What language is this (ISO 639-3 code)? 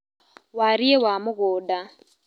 kik